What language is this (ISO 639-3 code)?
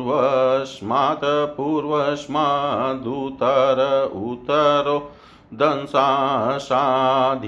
hin